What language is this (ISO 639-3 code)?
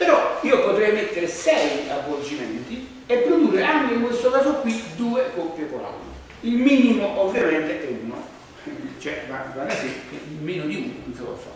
ita